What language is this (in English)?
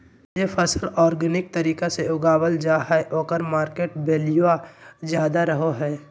Magahi